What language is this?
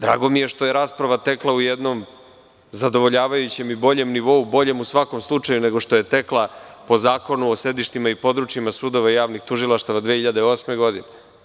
Serbian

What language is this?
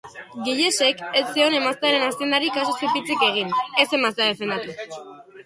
Basque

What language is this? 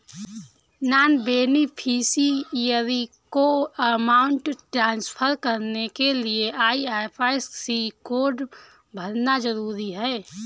Hindi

